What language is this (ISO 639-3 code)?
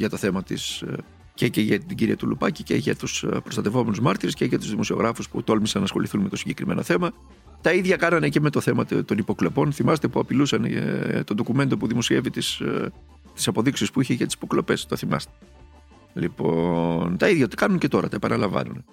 ell